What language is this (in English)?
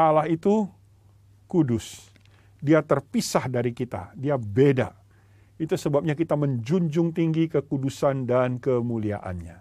Indonesian